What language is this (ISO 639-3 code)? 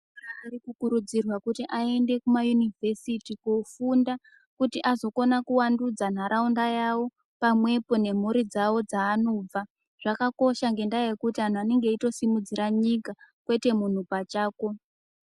ndc